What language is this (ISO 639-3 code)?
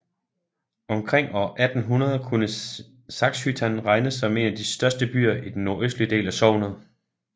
dan